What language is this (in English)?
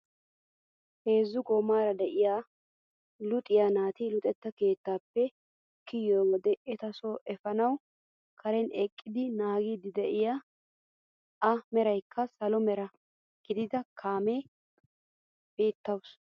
Wolaytta